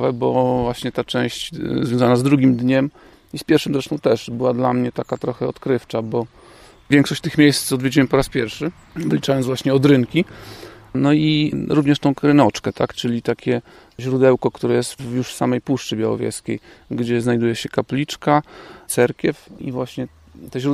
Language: Polish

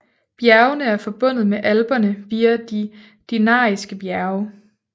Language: Danish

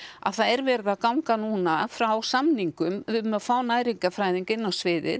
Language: Icelandic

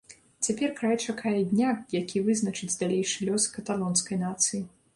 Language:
Belarusian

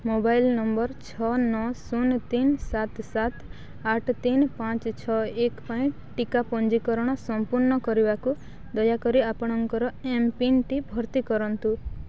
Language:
Odia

